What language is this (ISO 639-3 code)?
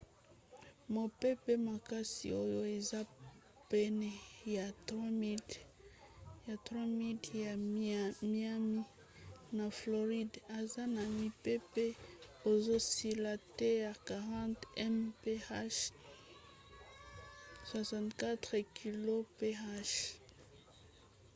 lin